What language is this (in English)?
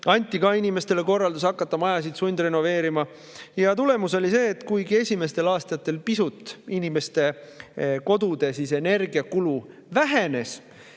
Estonian